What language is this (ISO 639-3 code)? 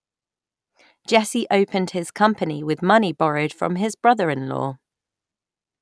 eng